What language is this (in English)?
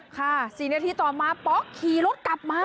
Thai